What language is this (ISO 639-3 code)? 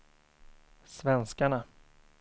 swe